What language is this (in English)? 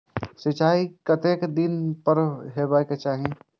Maithili